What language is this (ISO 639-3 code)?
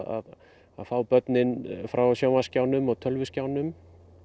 isl